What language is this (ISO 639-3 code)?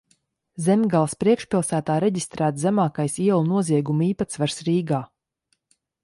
lav